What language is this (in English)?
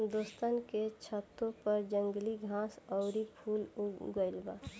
Bhojpuri